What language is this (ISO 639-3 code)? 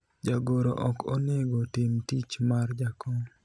luo